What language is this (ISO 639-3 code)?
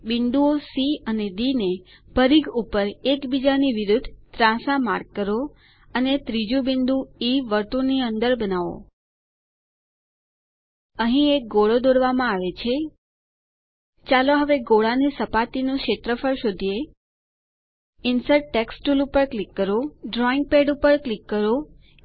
guj